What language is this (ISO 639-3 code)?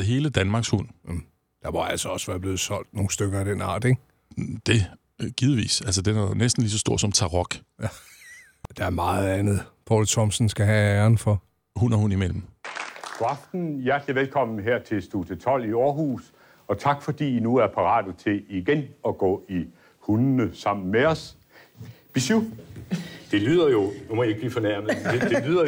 dan